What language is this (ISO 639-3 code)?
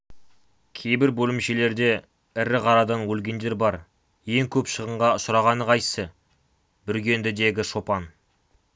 kaz